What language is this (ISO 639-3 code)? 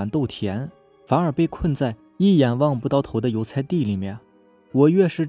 zho